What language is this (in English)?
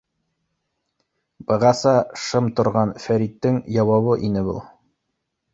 Bashkir